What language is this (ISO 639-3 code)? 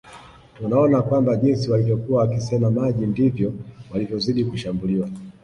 swa